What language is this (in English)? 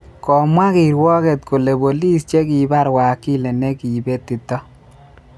Kalenjin